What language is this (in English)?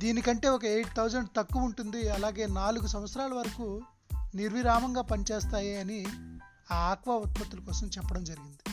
Telugu